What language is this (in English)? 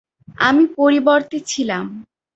Bangla